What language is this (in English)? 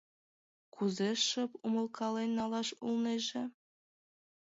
Mari